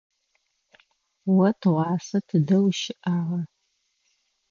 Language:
Adyghe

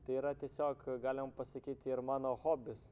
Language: Lithuanian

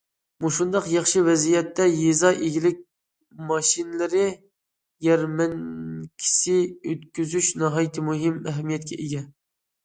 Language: Uyghur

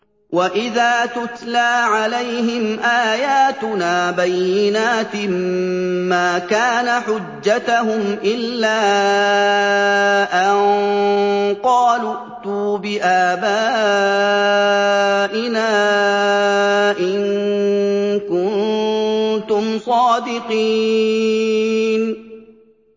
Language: Arabic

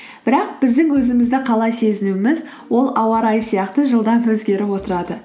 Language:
Kazakh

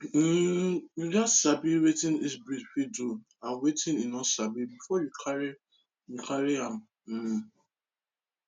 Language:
Nigerian Pidgin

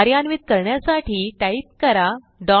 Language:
Marathi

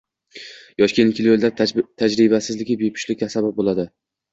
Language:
Uzbek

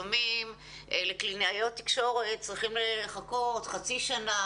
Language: Hebrew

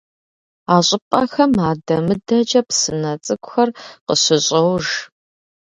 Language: Kabardian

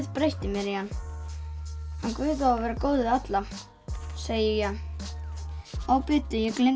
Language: Icelandic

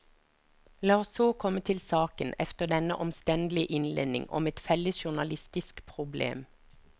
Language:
Norwegian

